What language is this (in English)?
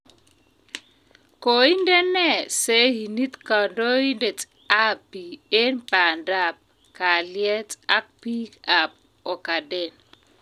Kalenjin